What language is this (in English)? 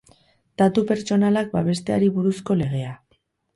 Basque